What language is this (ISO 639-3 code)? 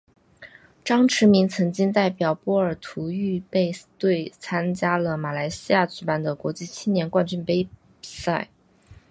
zho